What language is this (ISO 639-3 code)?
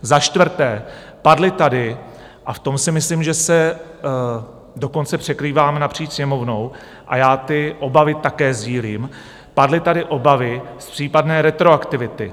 ces